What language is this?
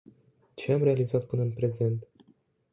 Romanian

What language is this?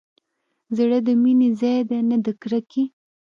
Pashto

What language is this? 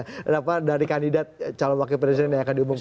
Indonesian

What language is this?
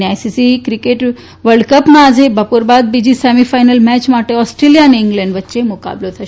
Gujarati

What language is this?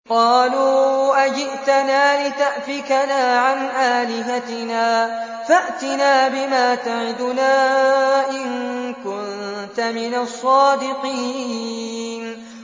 Arabic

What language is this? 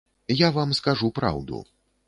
Belarusian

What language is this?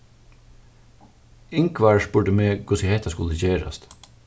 Faroese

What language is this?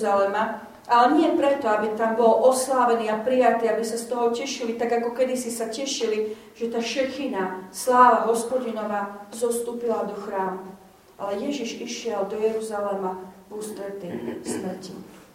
Slovak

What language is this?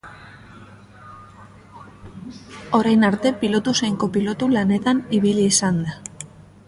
Basque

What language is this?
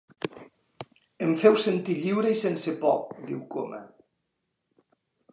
Catalan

